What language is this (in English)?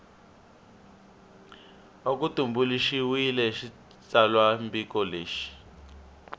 Tsonga